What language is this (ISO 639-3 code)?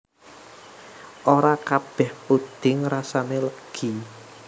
jav